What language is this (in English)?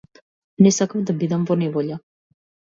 Macedonian